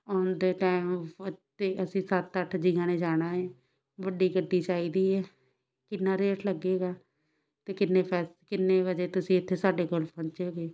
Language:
Punjabi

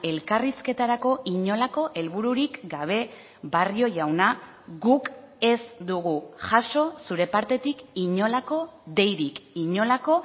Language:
Basque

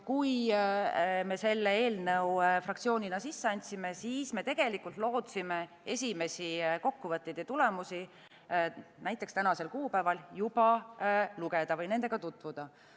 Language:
Estonian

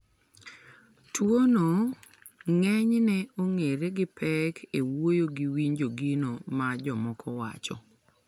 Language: Luo (Kenya and Tanzania)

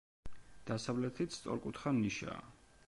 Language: Georgian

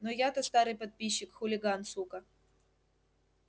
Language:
Russian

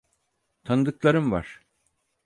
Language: Turkish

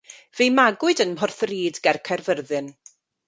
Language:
Welsh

